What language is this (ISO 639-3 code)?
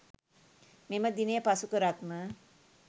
sin